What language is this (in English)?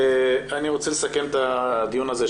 Hebrew